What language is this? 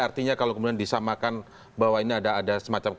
Indonesian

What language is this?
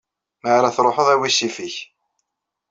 Kabyle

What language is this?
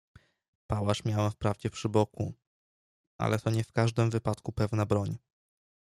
Polish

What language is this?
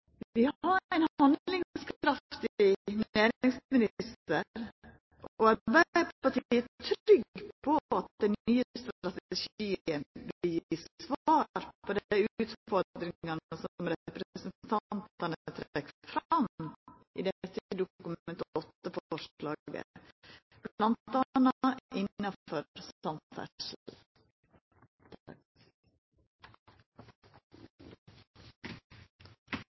Norwegian Nynorsk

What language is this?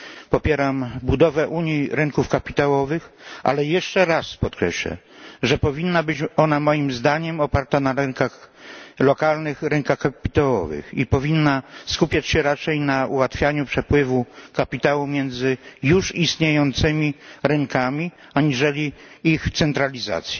Polish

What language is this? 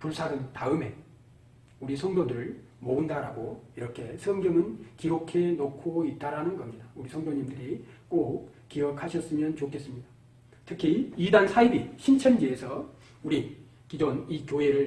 Korean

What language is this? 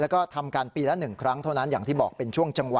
Thai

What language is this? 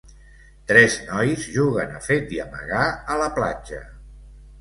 Catalan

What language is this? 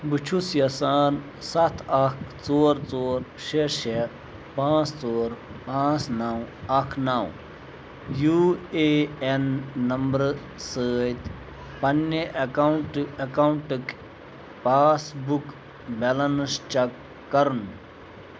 Kashmiri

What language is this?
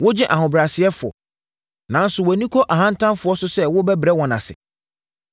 Akan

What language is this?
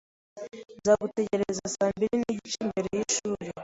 Kinyarwanda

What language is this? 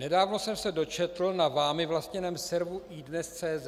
Czech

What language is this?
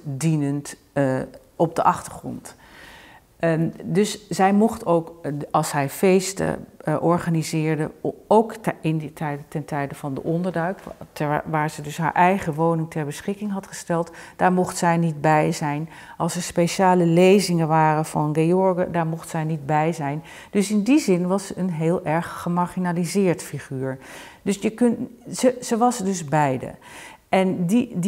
Dutch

